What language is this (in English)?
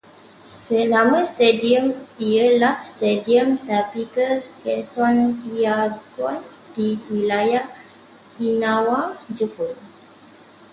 Malay